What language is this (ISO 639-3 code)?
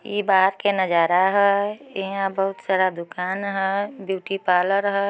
mag